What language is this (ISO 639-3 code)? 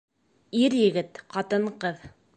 bak